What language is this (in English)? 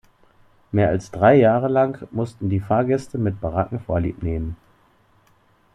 German